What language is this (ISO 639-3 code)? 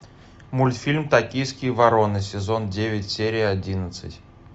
rus